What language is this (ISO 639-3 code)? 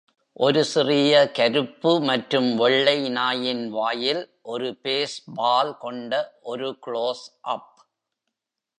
tam